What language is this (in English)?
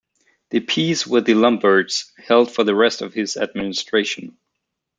English